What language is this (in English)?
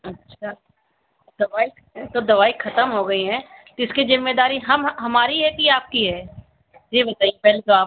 Hindi